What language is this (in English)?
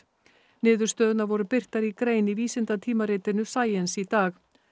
Icelandic